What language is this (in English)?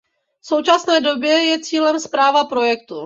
Czech